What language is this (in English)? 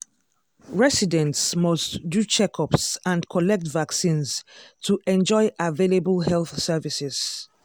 Nigerian Pidgin